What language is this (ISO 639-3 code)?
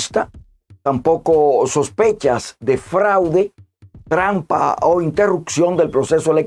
spa